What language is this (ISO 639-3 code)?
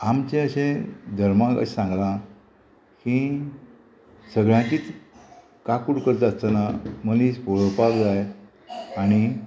kok